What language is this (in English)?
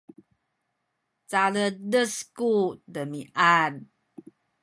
Sakizaya